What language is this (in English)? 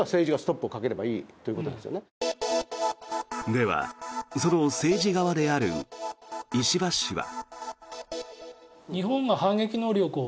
Japanese